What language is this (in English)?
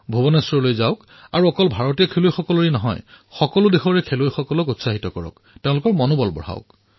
Assamese